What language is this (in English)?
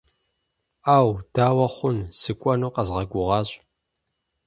Kabardian